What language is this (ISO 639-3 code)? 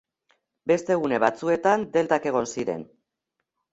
eus